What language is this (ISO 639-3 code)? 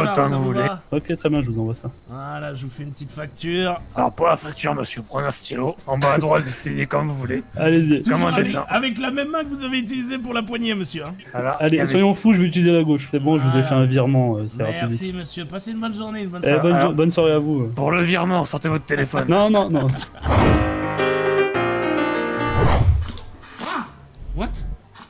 fra